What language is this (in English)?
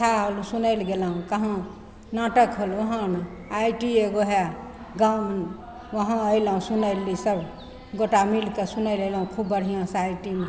Maithili